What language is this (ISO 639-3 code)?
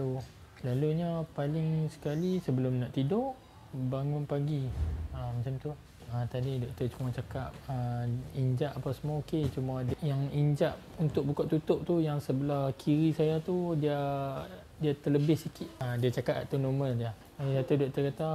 msa